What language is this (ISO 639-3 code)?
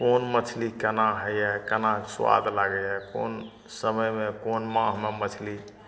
mai